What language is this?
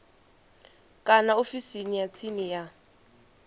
Venda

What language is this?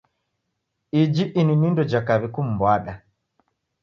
Taita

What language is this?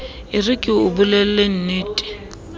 Southern Sotho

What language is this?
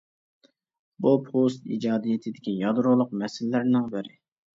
Uyghur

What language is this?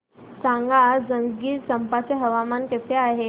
Marathi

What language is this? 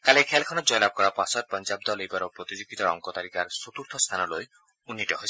Assamese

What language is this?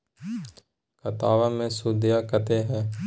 Magahi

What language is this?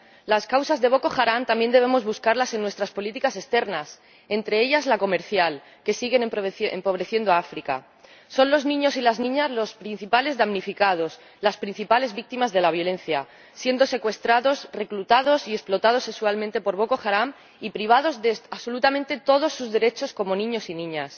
Spanish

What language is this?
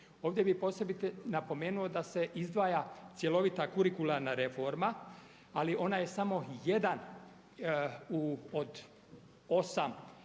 Croatian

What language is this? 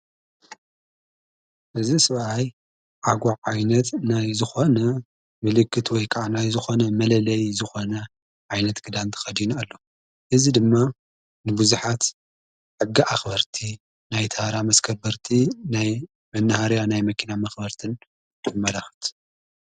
Tigrinya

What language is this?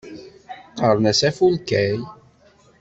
Kabyle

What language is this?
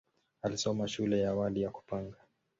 Swahili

